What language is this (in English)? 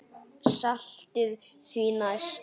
Icelandic